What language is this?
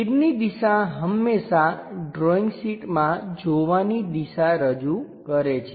Gujarati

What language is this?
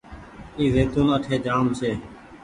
Goaria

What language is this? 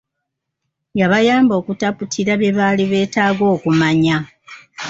Ganda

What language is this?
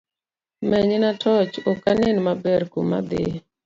Luo (Kenya and Tanzania)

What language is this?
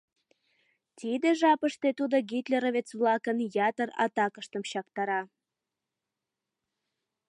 Mari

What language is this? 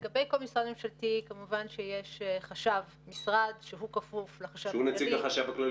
Hebrew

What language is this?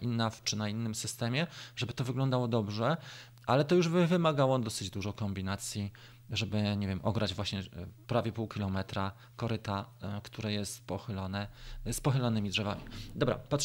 Polish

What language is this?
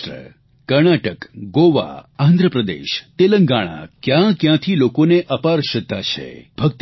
Gujarati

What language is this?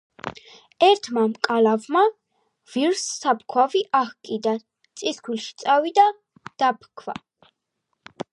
Georgian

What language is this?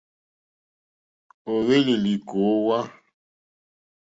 Mokpwe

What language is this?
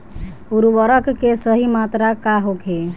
Bhojpuri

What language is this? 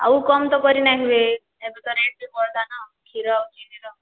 Odia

